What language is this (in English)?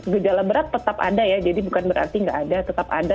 Indonesian